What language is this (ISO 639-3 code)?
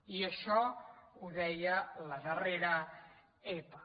cat